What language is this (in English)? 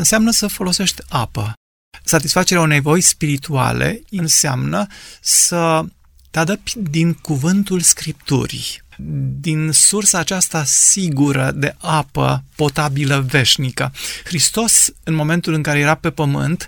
Romanian